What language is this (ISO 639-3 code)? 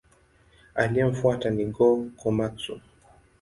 swa